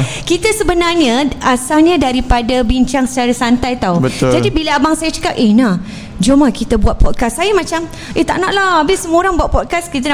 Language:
Malay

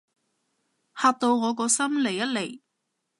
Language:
Cantonese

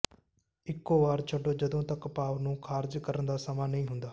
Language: Punjabi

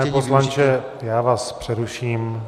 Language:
Czech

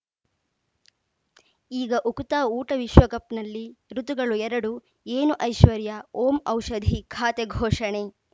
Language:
Kannada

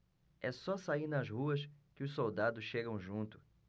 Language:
Portuguese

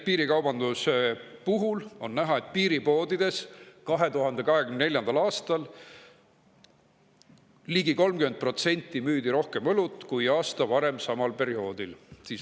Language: Estonian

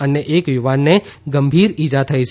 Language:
Gujarati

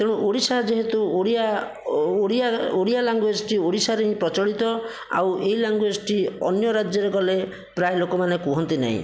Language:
Odia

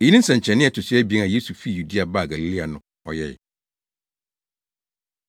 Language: Akan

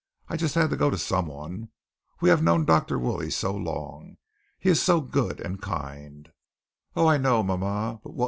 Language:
English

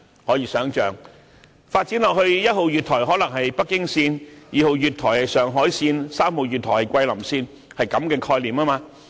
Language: Cantonese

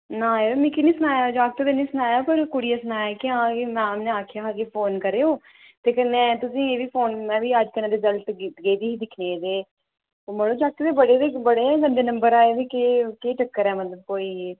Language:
Dogri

